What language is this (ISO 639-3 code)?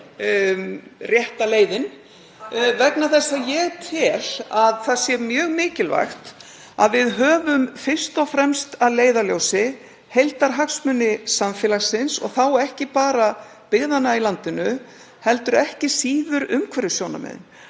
isl